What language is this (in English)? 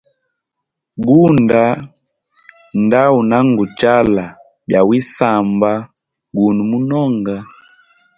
Hemba